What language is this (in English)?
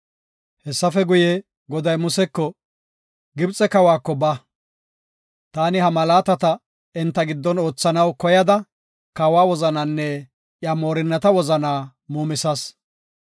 Gofa